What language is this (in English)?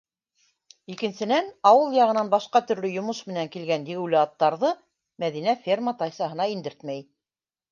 Bashkir